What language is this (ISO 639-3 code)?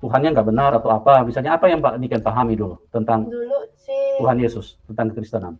ind